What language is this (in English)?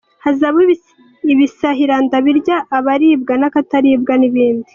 Kinyarwanda